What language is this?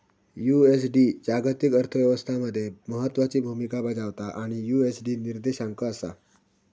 Marathi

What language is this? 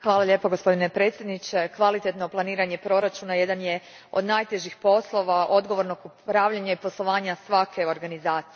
Croatian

